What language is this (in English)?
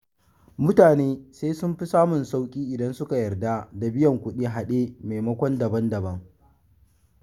Hausa